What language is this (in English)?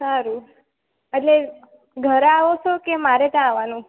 Gujarati